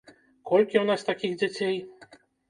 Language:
Belarusian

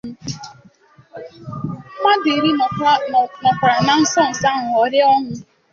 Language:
Igbo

